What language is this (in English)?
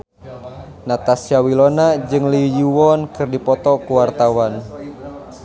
Sundanese